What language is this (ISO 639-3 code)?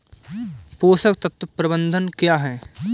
hin